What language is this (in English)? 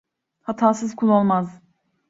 Turkish